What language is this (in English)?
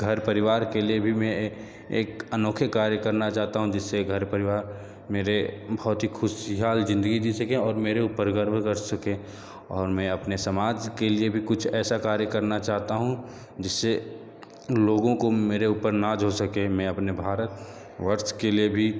Hindi